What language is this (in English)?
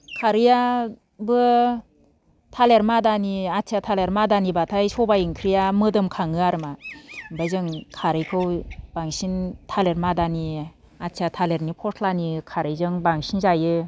Bodo